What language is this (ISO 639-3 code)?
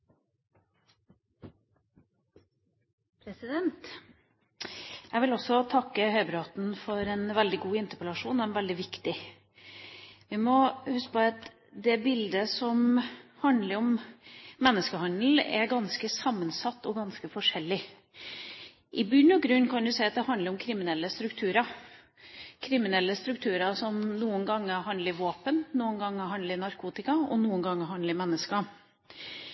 nob